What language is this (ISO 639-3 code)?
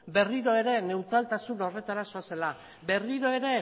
eus